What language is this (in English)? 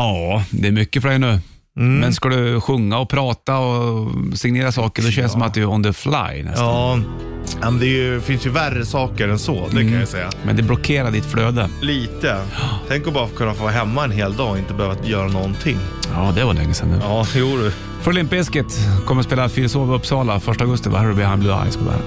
Swedish